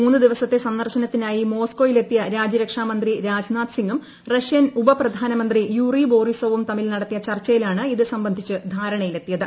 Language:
Malayalam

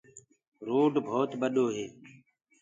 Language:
Gurgula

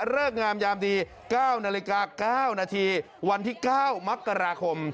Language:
Thai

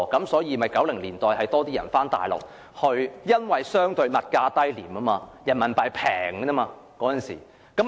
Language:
Cantonese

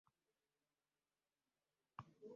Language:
Ganda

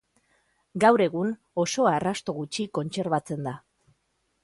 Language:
Basque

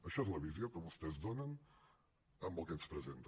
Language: Catalan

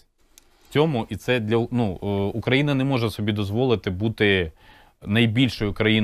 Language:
Ukrainian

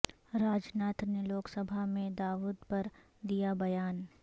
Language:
Urdu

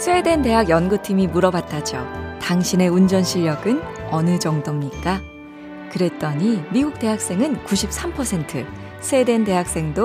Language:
Korean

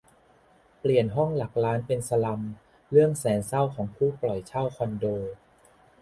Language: Thai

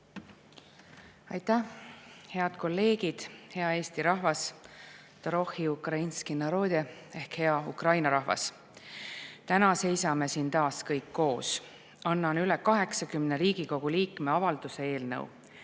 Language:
Estonian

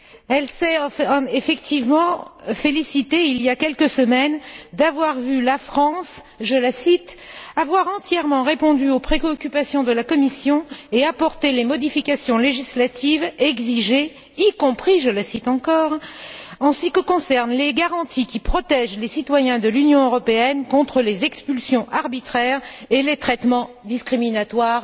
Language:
French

